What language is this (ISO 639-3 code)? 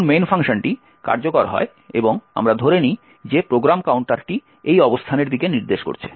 ben